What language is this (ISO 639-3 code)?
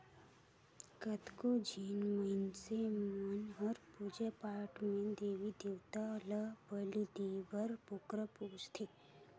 hne